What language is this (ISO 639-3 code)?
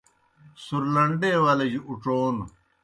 plk